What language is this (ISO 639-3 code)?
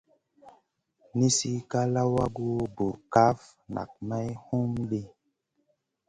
mcn